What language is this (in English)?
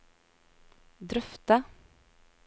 Norwegian